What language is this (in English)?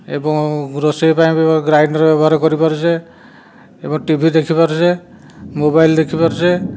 Odia